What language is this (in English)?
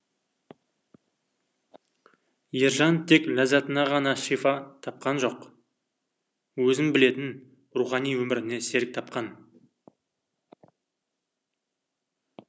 Kazakh